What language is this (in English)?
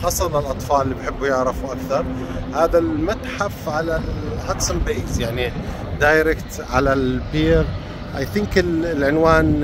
Arabic